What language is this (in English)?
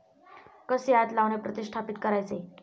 Marathi